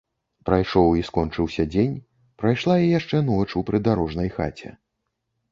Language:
Belarusian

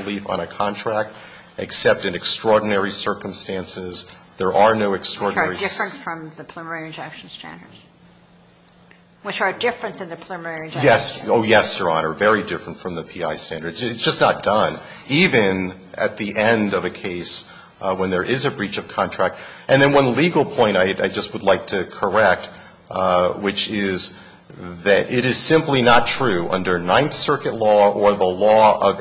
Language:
English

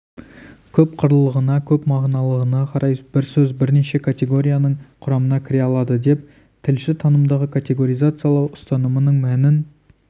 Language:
Kazakh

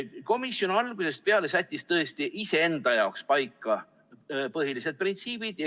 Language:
Estonian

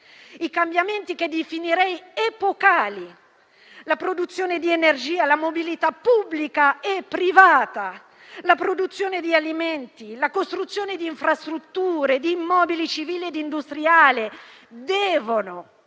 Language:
Italian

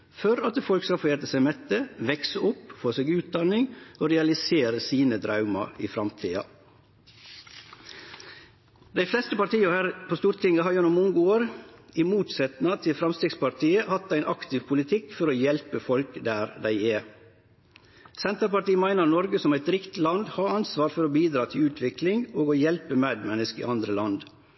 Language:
Norwegian Nynorsk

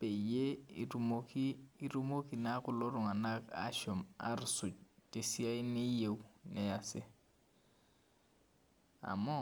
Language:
Masai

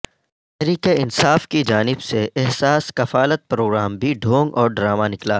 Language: Urdu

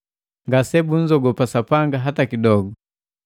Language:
Matengo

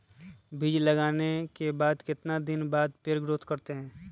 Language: Magahi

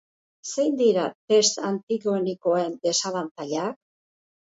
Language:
Basque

